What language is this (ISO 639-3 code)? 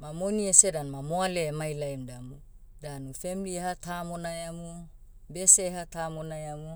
meu